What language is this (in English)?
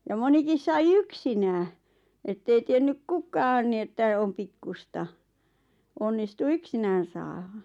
Finnish